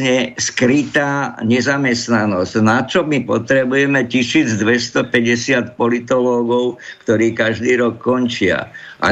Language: Slovak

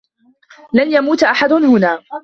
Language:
Arabic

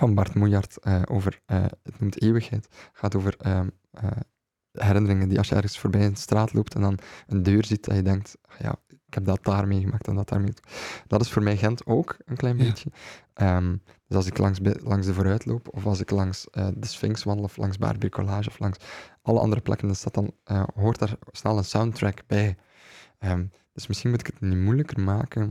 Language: Dutch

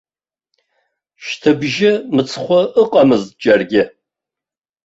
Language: Abkhazian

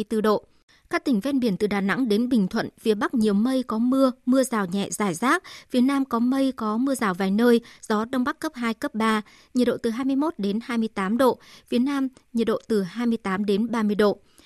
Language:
Vietnamese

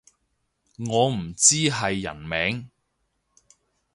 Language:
Cantonese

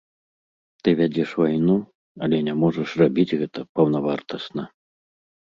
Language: Belarusian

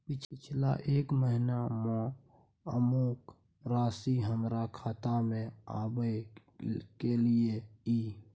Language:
Maithili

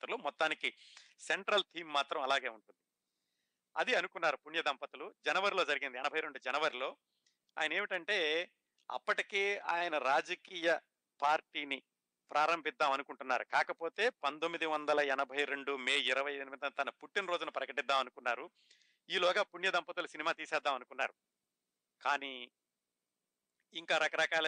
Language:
Telugu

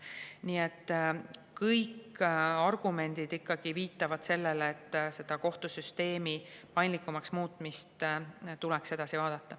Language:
Estonian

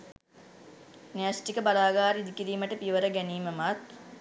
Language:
Sinhala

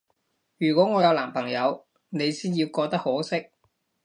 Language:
Cantonese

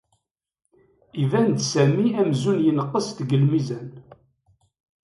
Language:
Kabyle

